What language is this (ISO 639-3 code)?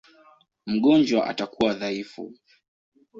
swa